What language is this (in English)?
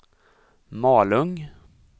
Swedish